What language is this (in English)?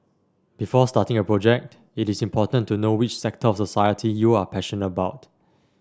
English